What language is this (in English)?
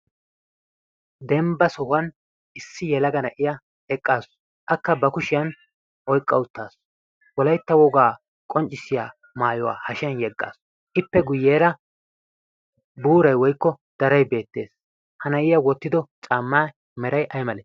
Wolaytta